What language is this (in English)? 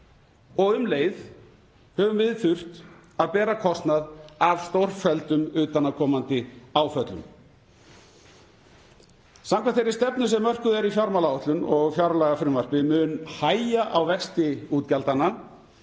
Icelandic